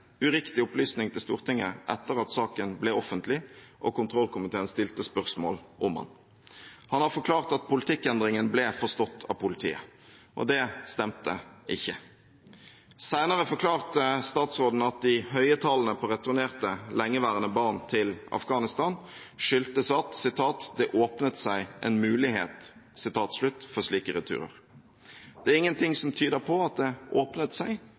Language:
Norwegian Bokmål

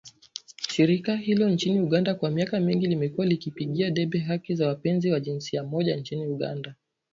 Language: Swahili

